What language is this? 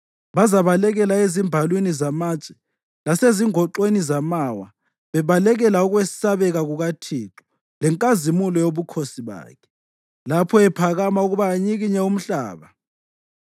North Ndebele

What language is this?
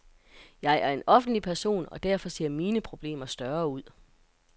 Danish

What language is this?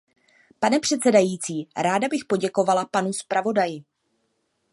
Czech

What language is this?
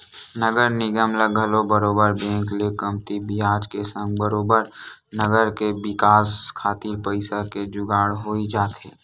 Chhattisgarhi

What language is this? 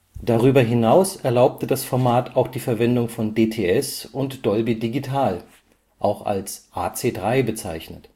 German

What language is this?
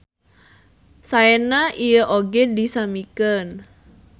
Sundanese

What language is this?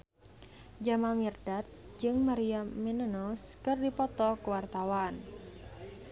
Sundanese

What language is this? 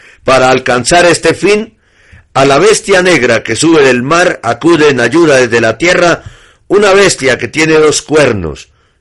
Spanish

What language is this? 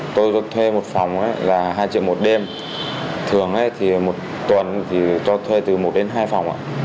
Vietnamese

